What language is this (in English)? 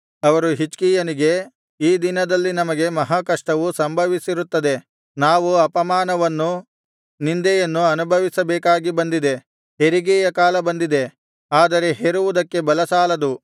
Kannada